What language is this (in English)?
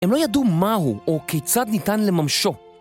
Hebrew